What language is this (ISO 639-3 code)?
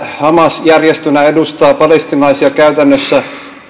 fin